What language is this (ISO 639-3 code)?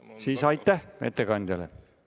est